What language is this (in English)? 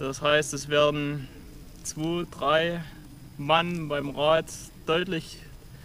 German